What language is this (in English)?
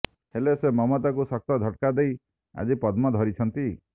Odia